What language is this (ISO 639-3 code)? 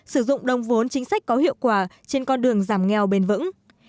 vie